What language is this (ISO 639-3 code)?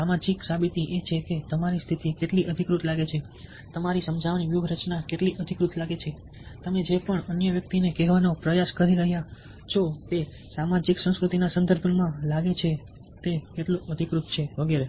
guj